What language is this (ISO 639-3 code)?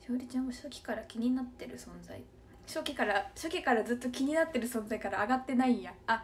jpn